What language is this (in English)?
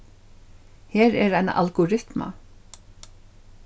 Faroese